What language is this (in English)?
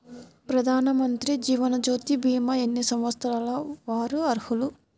Telugu